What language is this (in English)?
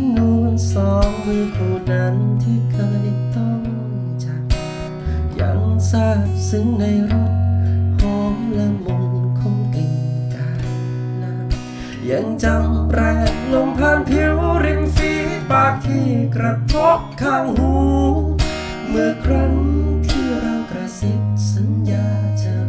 Thai